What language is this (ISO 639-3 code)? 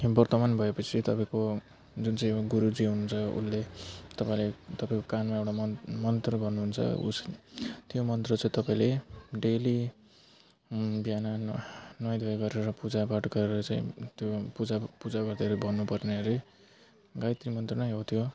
nep